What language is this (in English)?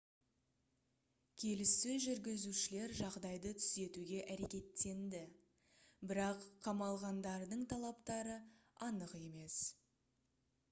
Kazakh